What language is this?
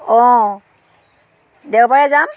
Assamese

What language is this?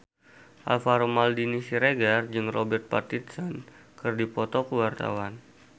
Sundanese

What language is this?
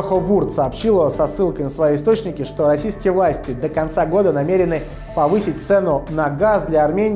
Russian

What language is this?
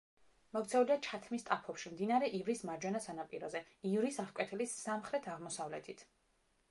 Georgian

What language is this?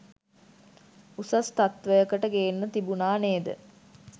Sinhala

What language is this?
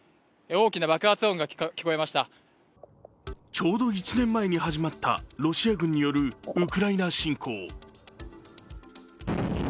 Japanese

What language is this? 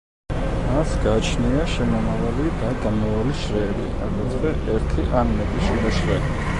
Georgian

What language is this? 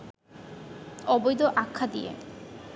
Bangla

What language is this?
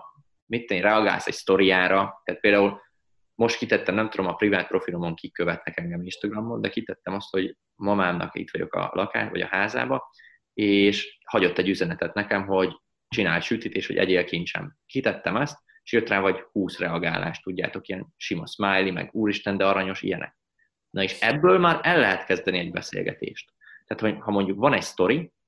Hungarian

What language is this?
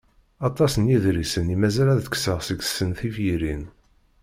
Kabyle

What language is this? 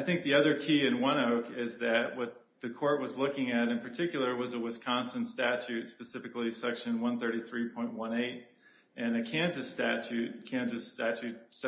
English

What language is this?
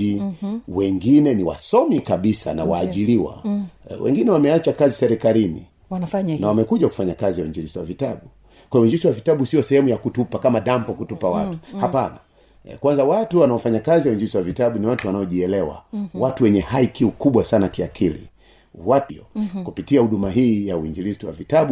Swahili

